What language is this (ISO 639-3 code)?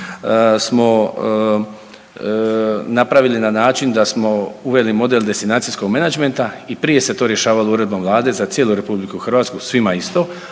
hrv